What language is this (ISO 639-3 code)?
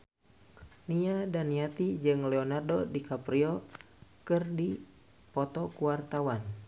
sun